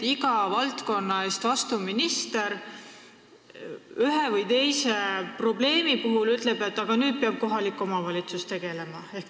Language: Estonian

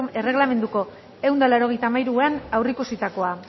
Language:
Basque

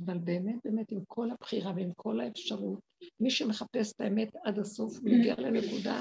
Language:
Hebrew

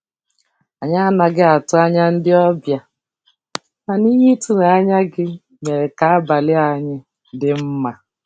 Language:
Igbo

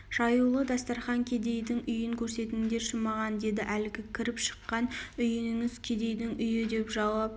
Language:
Kazakh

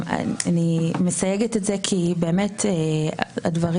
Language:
Hebrew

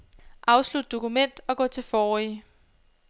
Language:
Danish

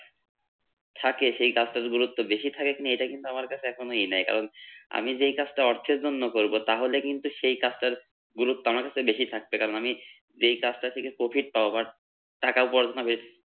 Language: Bangla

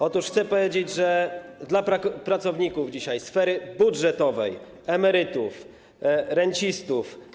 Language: Polish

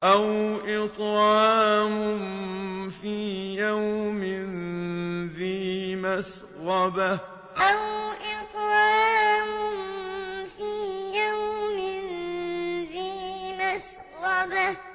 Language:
Arabic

